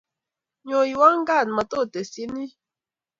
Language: Kalenjin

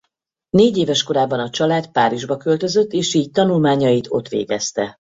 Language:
Hungarian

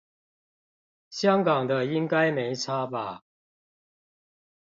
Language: Chinese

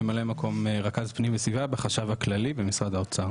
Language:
Hebrew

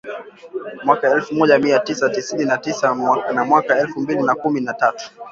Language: Swahili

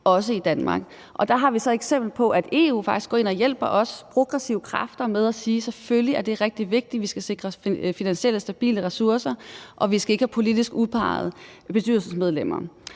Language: Danish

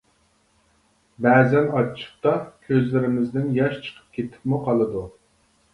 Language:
Uyghur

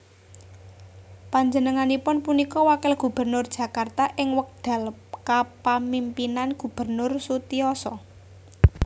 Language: Javanese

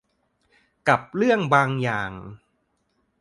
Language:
Thai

